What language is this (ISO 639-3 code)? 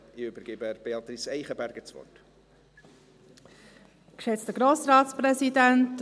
gsw